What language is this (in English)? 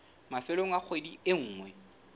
Southern Sotho